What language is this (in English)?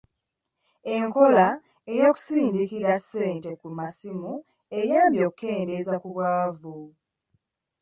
Ganda